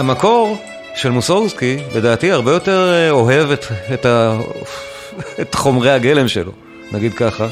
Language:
Hebrew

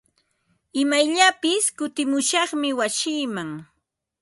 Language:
Ambo-Pasco Quechua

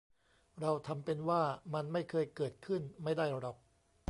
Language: Thai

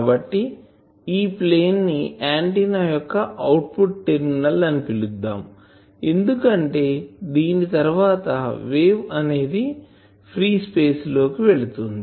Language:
Telugu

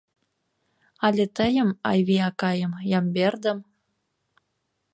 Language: Mari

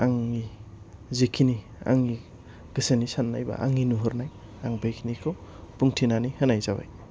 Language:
Bodo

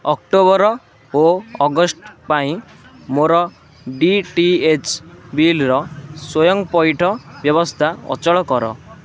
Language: Odia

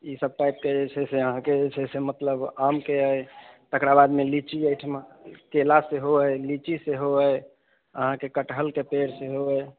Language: Maithili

